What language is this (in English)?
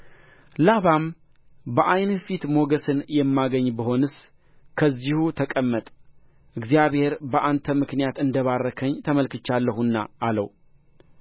Amharic